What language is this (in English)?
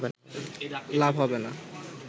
Bangla